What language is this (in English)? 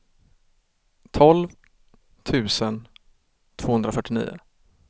Swedish